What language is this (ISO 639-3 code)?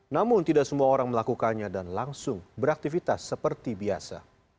ind